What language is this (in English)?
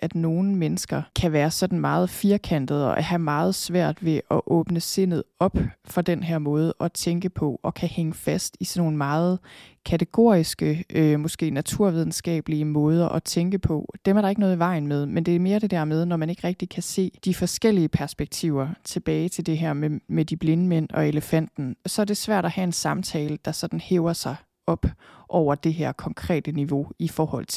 Danish